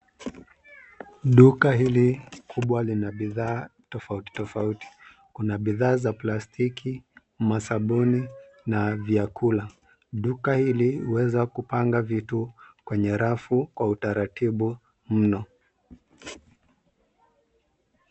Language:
Swahili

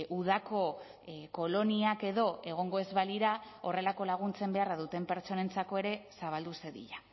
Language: Basque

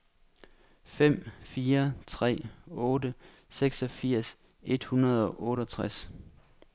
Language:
Danish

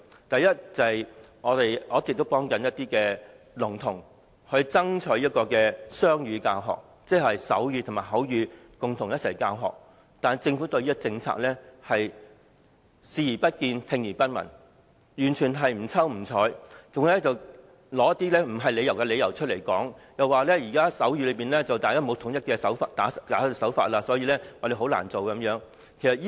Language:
Cantonese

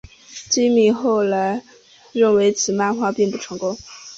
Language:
Chinese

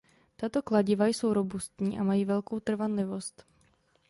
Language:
Czech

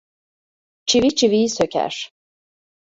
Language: Turkish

